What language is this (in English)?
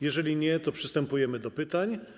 Polish